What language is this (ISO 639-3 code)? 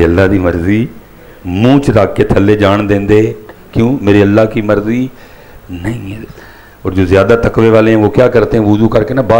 pan